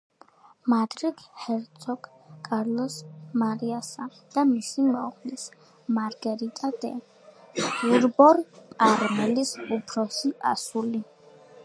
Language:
Georgian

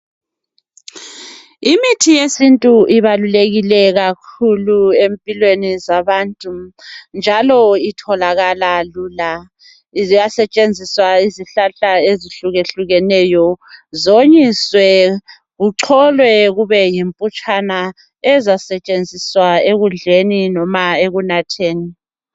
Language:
North Ndebele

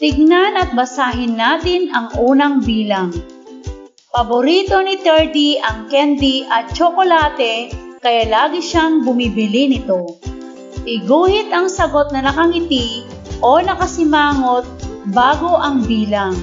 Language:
Filipino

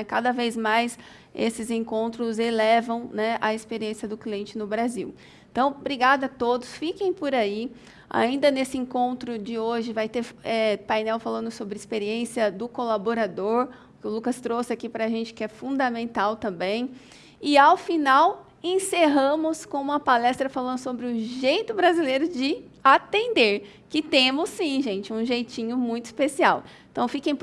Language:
Portuguese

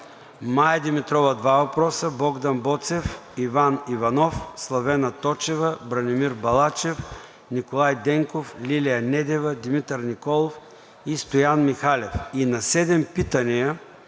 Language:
Bulgarian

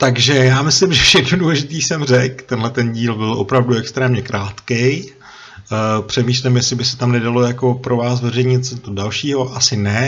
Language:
Czech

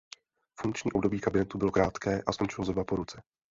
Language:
Czech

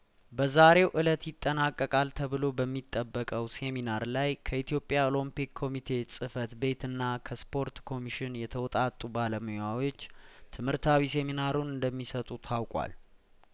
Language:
Amharic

